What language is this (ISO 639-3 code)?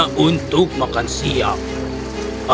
ind